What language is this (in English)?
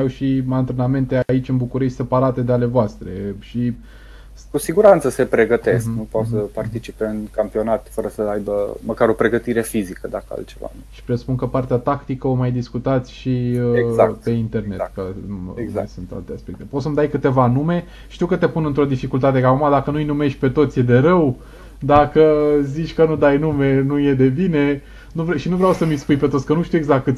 Romanian